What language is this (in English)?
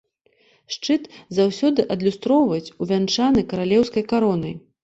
Belarusian